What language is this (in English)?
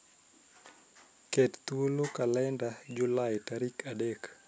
Luo (Kenya and Tanzania)